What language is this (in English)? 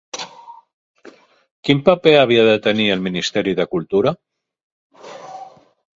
Catalan